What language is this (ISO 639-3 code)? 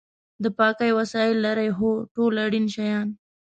pus